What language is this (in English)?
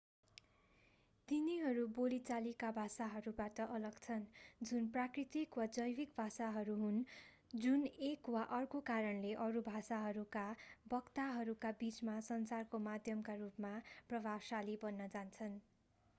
Nepali